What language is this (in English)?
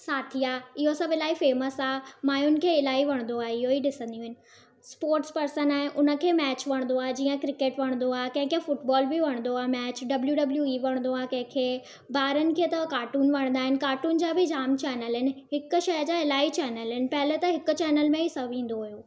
Sindhi